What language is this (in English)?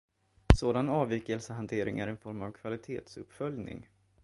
Swedish